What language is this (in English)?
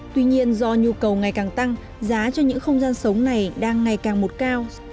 Vietnamese